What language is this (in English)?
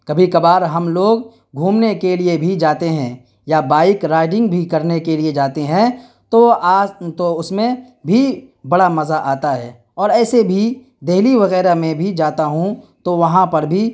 Urdu